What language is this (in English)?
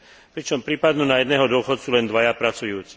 Slovak